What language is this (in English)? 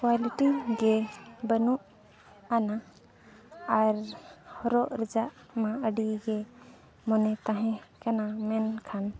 Santali